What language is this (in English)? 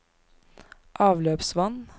Norwegian